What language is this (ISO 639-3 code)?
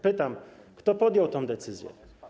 pol